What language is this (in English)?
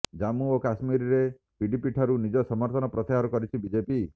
Odia